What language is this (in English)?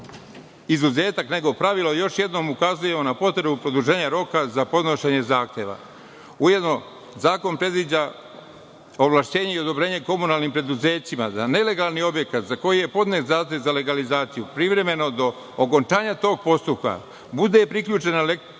Serbian